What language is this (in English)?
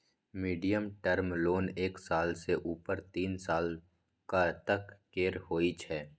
Maithili